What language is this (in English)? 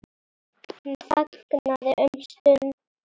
Icelandic